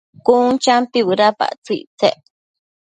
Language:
Matsés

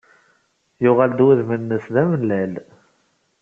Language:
Kabyle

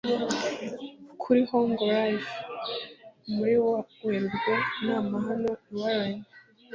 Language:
Kinyarwanda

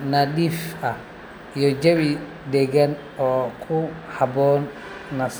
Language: Somali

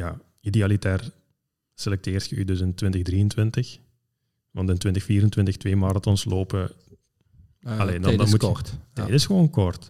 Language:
Dutch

